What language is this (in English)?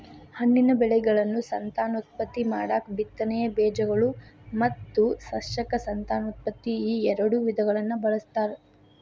Kannada